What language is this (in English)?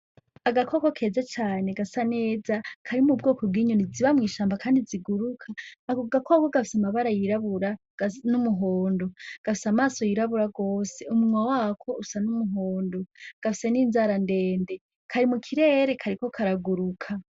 Rundi